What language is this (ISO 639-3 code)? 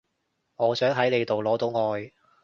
yue